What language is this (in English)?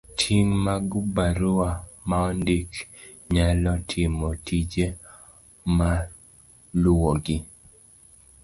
Luo (Kenya and Tanzania)